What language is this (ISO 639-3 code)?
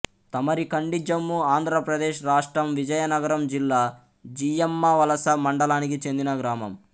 tel